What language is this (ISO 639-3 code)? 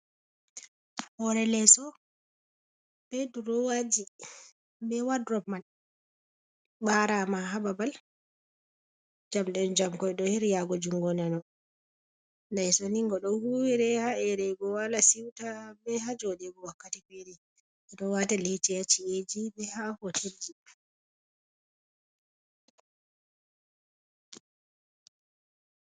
ful